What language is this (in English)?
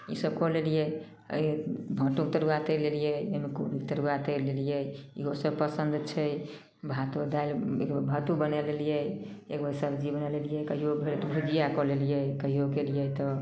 Maithili